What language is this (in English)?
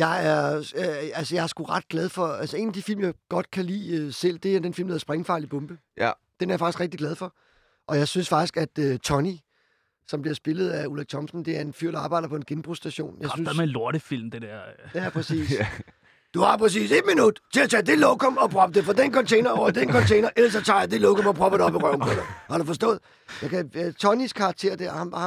Danish